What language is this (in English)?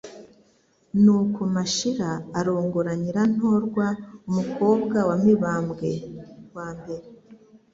Kinyarwanda